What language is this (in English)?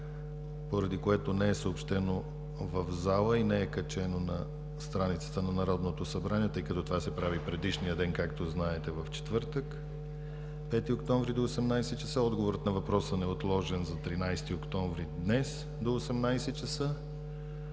Bulgarian